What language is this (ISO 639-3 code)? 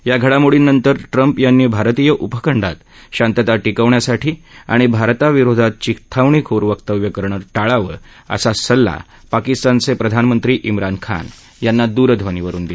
mar